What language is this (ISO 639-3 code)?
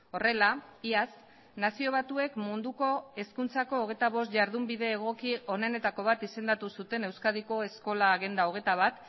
eus